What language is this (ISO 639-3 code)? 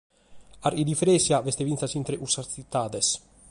srd